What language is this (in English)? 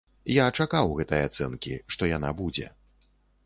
Belarusian